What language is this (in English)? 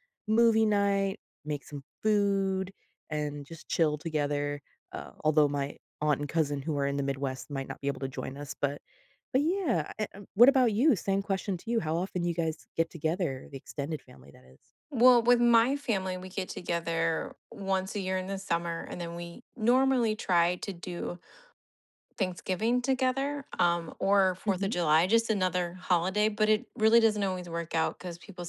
English